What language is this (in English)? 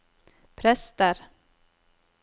Norwegian